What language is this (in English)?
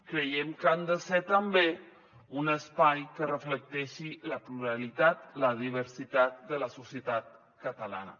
Catalan